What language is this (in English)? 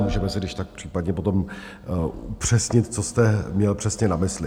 Czech